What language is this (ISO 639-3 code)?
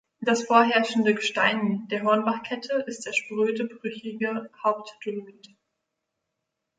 deu